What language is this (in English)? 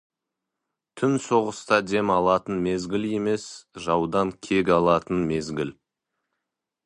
Kazakh